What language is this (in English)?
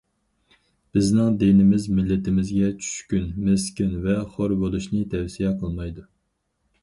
Uyghur